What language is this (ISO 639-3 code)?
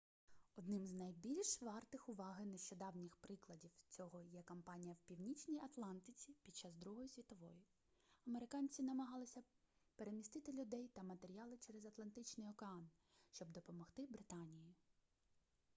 ukr